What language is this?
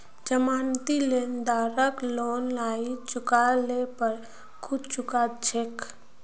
Magahi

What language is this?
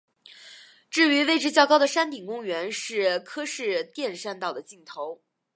Chinese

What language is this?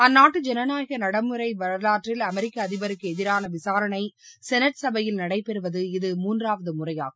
Tamil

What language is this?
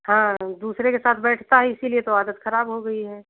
Hindi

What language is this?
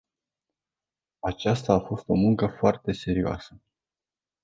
Romanian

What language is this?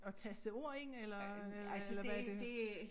Danish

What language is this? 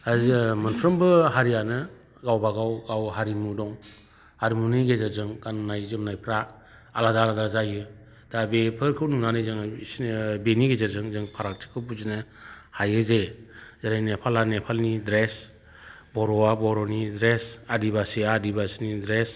Bodo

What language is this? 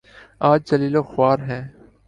Urdu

